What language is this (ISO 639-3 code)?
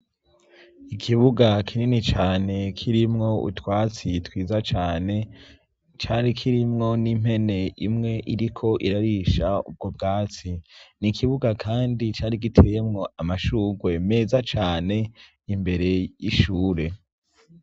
run